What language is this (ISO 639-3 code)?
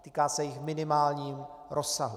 ces